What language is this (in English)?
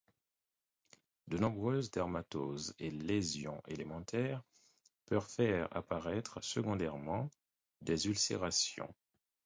French